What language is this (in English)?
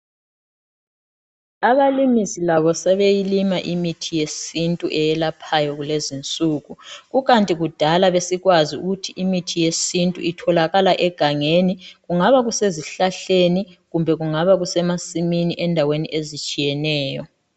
North Ndebele